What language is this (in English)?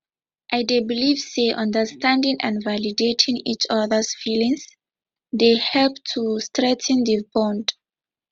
Nigerian Pidgin